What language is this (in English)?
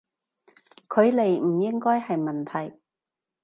Cantonese